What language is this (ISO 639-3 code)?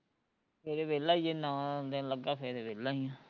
pan